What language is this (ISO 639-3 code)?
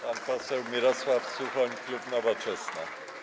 pol